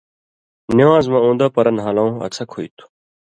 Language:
Indus Kohistani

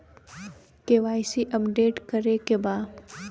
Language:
Bhojpuri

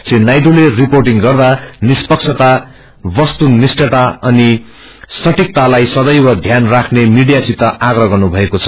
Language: Nepali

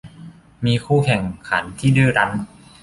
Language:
Thai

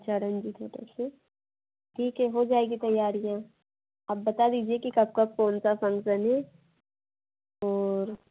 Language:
Hindi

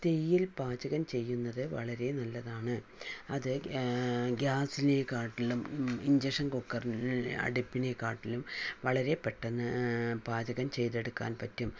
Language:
Malayalam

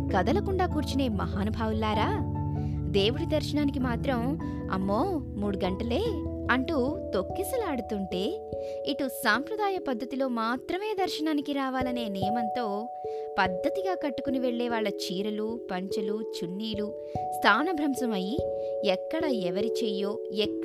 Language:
Telugu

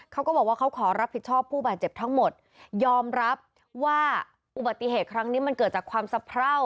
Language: Thai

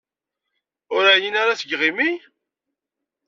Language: Kabyle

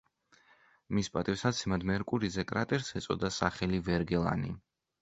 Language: Georgian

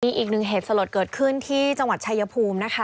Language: Thai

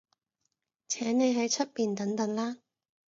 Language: Cantonese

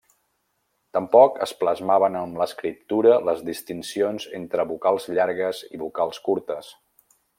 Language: Catalan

